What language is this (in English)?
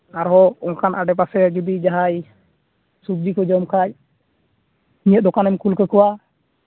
Santali